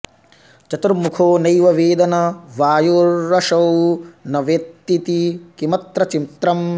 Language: Sanskrit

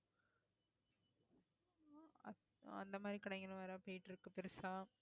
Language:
Tamil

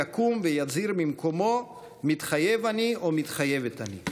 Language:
Hebrew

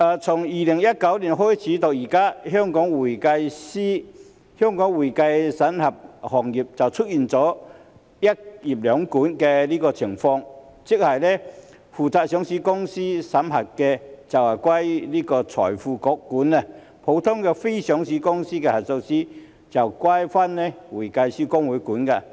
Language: Cantonese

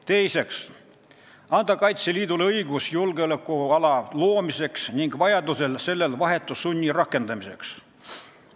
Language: Estonian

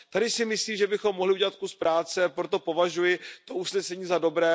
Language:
Czech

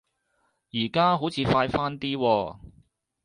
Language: Cantonese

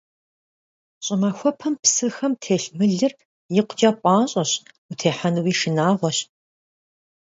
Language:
Kabardian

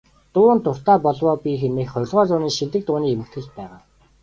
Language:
Mongolian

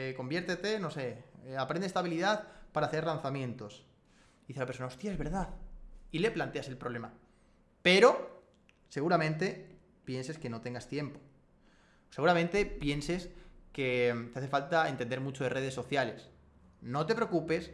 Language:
Spanish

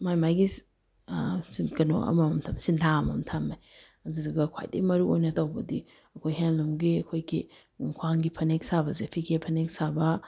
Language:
Manipuri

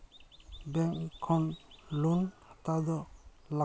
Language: Santali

